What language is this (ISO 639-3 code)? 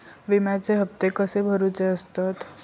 mar